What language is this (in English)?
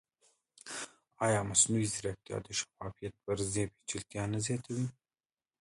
Pashto